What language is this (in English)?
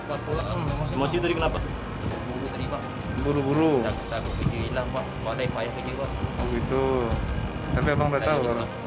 Indonesian